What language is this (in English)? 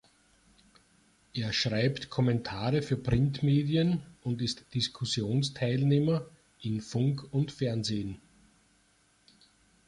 German